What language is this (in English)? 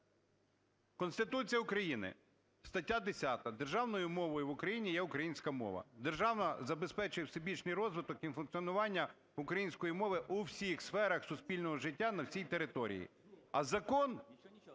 Ukrainian